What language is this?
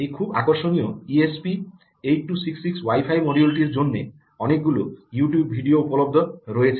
Bangla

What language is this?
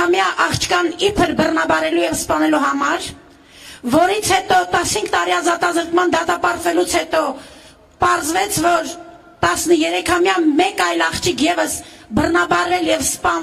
Turkish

